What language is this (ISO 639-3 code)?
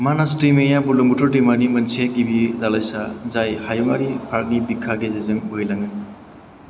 brx